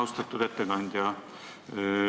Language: Estonian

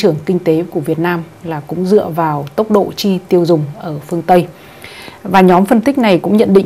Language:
Vietnamese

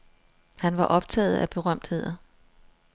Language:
Danish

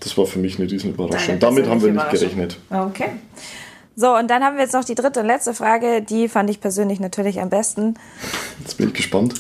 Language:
German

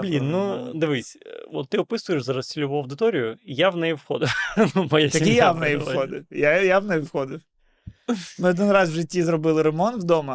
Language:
Ukrainian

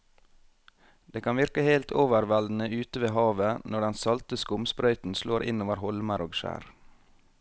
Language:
Norwegian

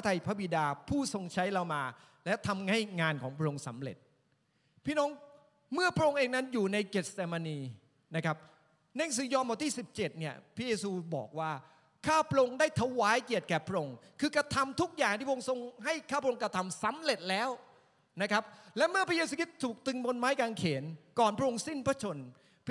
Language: Thai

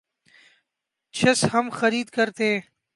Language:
Urdu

